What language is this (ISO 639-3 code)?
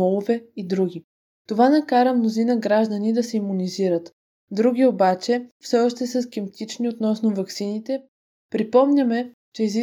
bul